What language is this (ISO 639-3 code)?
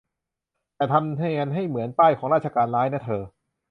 tha